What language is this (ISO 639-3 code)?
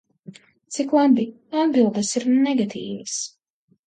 lav